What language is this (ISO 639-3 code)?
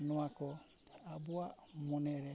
sat